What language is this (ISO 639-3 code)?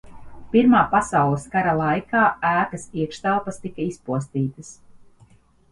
lav